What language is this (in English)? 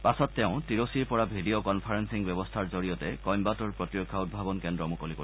Assamese